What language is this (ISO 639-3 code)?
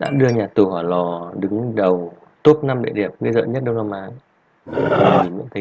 vie